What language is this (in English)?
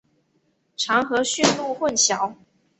Chinese